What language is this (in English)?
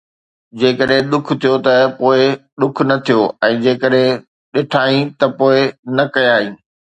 Sindhi